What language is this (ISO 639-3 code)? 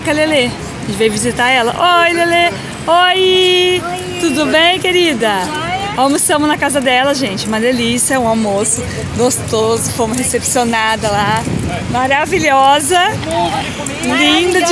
por